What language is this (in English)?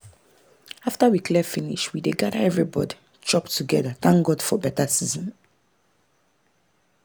Nigerian Pidgin